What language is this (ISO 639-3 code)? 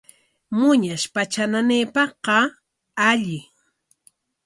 qwa